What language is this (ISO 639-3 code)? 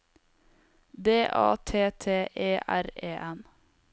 nor